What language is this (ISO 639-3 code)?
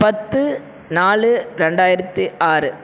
tam